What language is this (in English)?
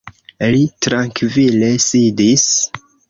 Esperanto